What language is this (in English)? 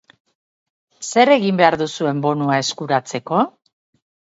Basque